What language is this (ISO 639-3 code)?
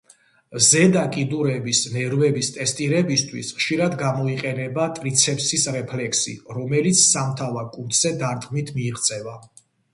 kat